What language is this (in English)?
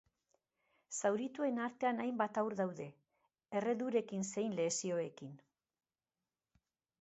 Basque